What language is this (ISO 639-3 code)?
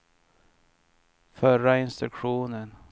swe